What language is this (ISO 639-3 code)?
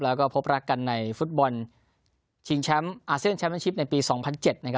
tha